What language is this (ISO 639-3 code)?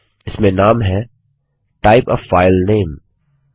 hin